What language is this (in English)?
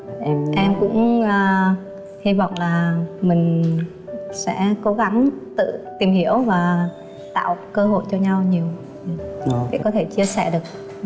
Vietnamese